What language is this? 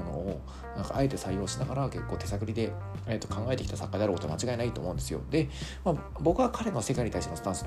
Japanese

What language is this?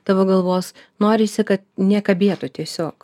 Lithuanian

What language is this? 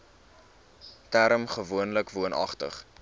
Afrikaans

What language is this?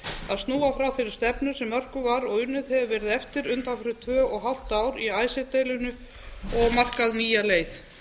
Icelandic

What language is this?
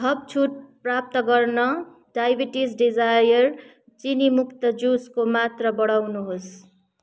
Nepali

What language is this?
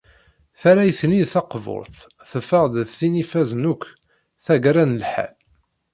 Kabyle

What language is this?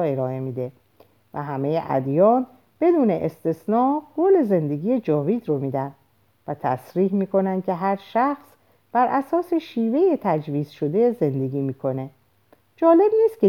Persian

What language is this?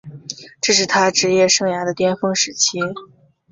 Chinese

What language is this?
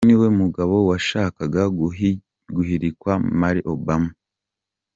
Kinyarwanda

